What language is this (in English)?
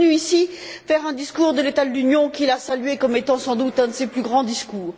French